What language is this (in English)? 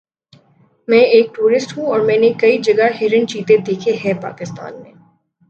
Urdu